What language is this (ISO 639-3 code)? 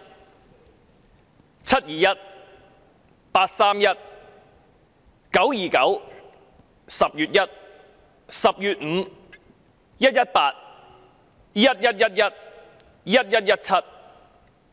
yue